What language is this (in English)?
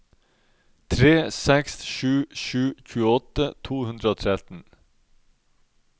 Norwegian